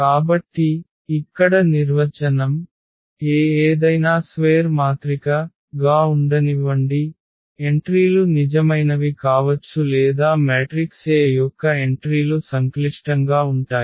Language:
Telugu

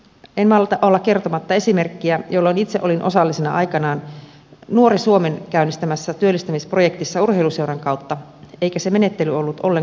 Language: Finnish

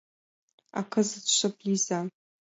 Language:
Mari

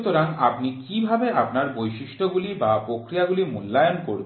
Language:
Bangla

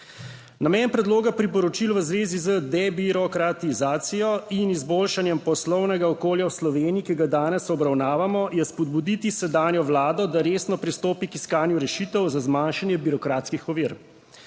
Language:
Slovenian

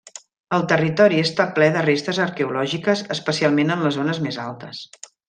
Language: Catalan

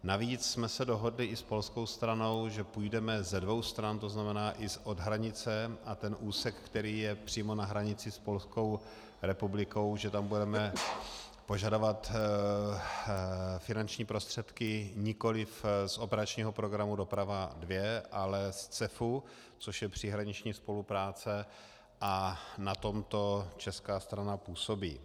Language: Czech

